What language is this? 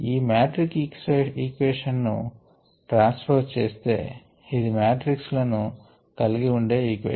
Telugu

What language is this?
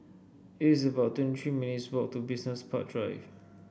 English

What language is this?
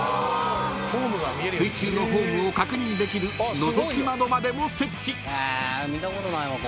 Japanese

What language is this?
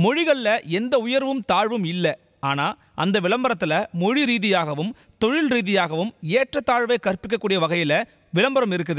Hindi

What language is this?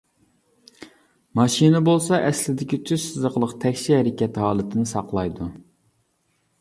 Uyghur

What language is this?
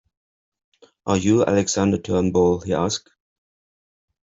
English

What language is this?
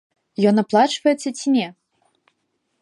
Belarusian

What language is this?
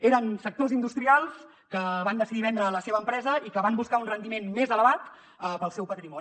Catalan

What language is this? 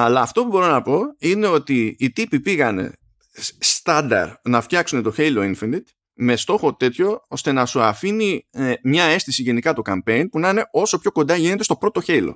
Greek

